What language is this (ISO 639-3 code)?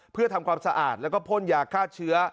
tha